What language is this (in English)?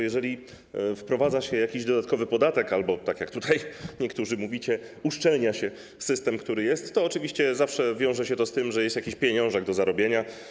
Polish